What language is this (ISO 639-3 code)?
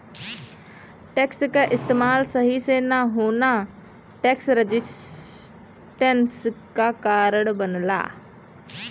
bho